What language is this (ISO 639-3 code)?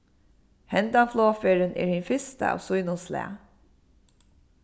fao